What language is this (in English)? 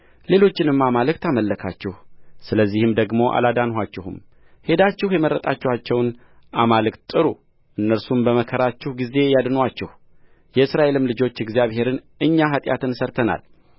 Amharic